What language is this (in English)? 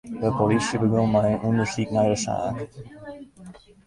Western Frisian